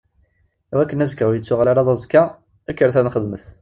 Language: Kabyle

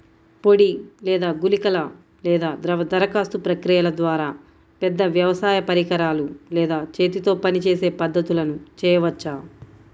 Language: Telugu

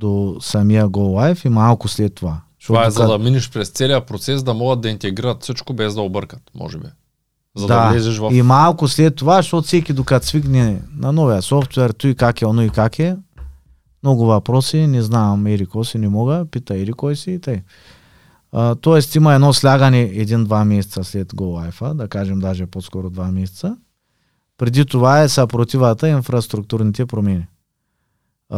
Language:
Bulgarian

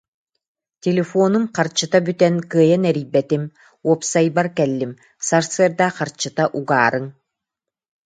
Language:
Yakut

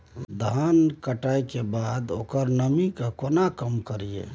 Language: Maithili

